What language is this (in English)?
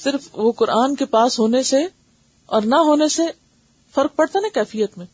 Urdu